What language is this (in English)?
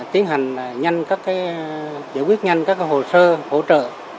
Vietnamese